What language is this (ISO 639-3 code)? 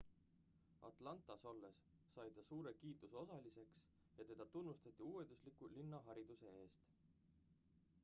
est